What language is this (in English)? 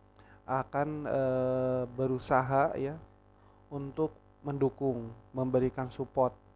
Indonesian